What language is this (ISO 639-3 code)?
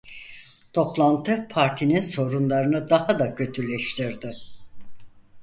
tur